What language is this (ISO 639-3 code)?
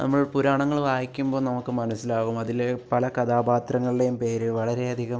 mal